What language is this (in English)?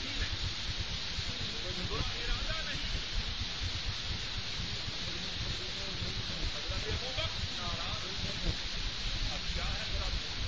Urdu